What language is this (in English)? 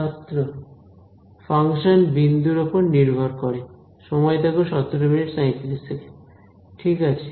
Bangla